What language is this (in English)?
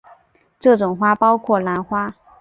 Chinese